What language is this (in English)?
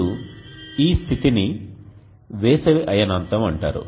Telugu